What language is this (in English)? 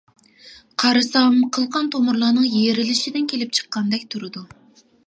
Uyghur